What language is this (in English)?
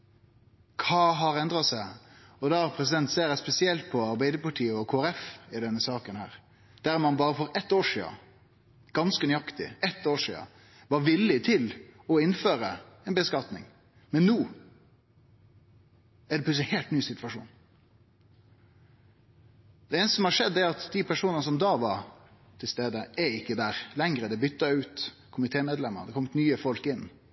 Norwegian Nynorsk